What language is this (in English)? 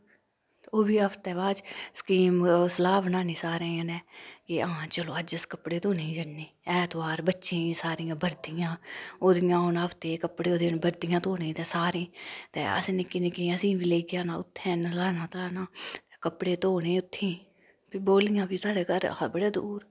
Dogri